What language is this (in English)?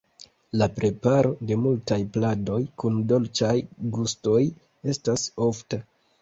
Esperanto